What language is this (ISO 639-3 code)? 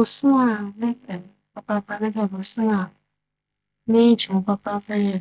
aka